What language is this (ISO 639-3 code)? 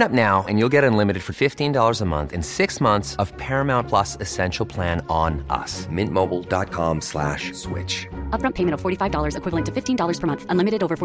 swe